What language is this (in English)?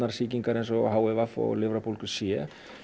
Icelandic